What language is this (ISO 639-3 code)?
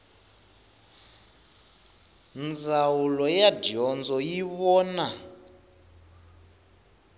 tso